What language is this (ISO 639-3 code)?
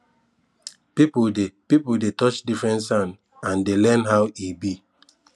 pcm